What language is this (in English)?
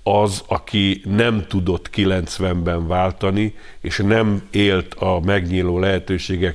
Hungarian